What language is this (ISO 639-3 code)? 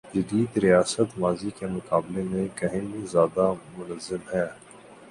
urd